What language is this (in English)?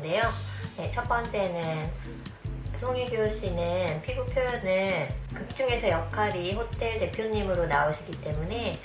Korean